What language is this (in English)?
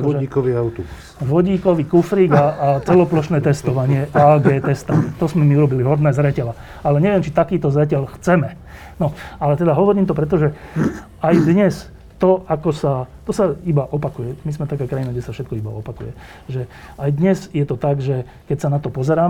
Slovak